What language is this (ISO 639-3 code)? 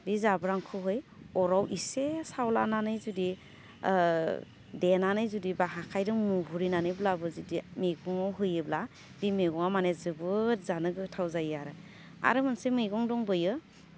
brx